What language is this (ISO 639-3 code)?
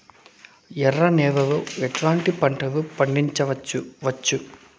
tel